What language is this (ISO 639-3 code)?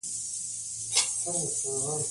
pus